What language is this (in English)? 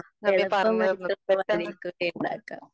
Malayalam